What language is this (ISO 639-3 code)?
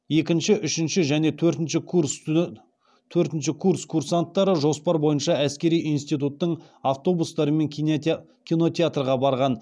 kaz